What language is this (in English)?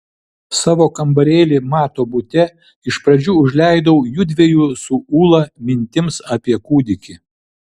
Lithuanian